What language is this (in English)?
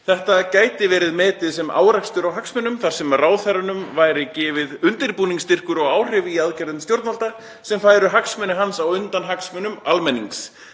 Icelandic